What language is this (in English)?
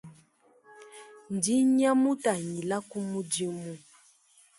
Luba-Lulua